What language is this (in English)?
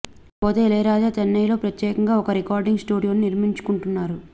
Telugu